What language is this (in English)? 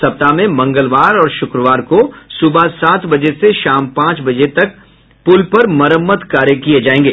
Hindi